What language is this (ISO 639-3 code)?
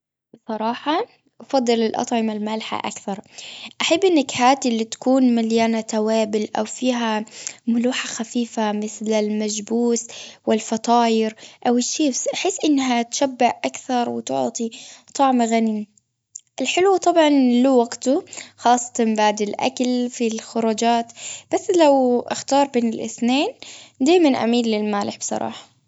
afb